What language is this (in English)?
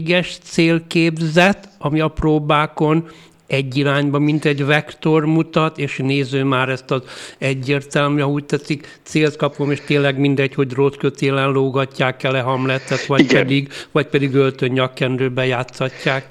Hungarian